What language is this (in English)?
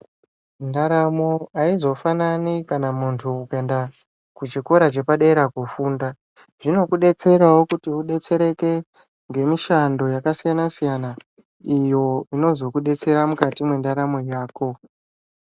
Ndau